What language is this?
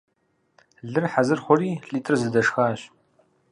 Kabardian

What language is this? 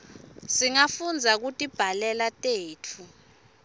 Swati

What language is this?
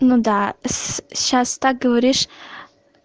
Russian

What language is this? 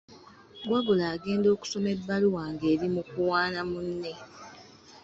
Ganda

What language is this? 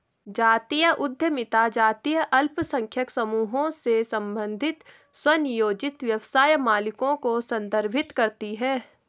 Hindi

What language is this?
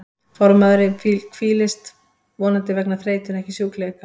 Icelandic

